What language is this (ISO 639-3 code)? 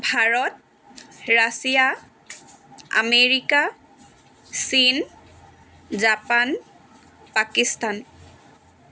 asm